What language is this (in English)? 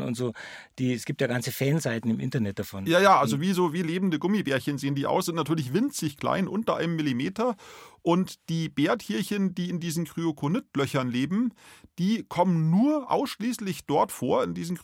German